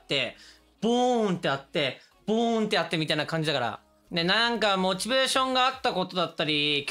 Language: Japanese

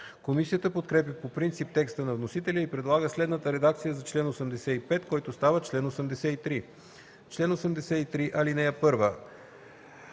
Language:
Bulgarian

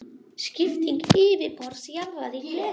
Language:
Icelandic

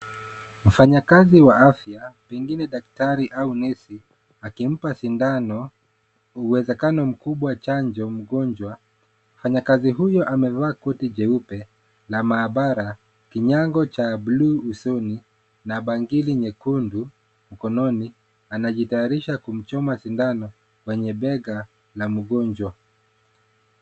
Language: Swahili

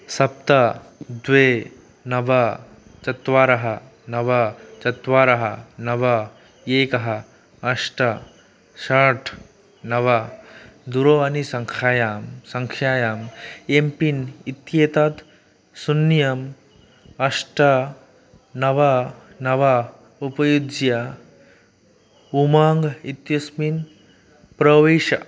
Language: Sanskrit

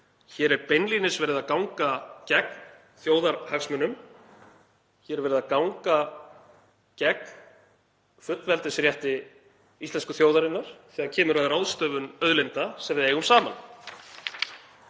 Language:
Icelandic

